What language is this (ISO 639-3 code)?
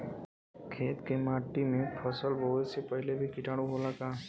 bho